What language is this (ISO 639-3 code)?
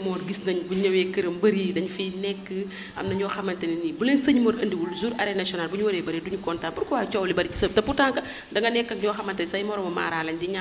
ind